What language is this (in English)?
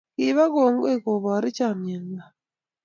Kalenjin